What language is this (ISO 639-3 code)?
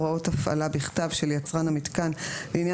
heb